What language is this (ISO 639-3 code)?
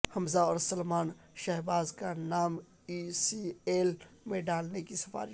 urd